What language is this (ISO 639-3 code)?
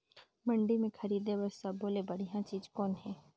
hne